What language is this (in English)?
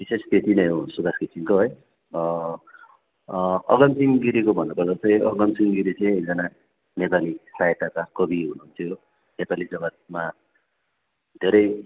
Nepali